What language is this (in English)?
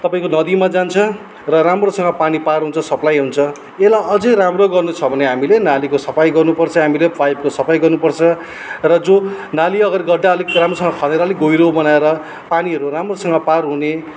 Nepali